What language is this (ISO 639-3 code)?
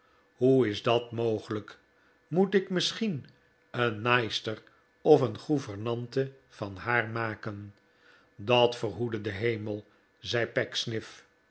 nld